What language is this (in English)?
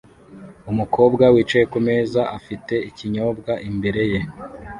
Kinyarwanda